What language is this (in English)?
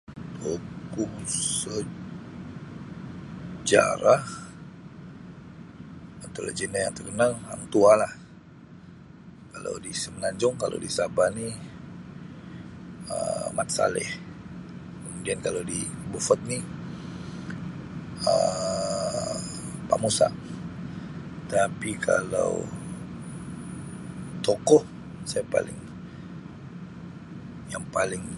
Sabah Malay